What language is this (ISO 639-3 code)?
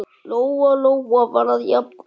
isl